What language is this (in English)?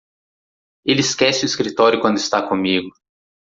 Portuguese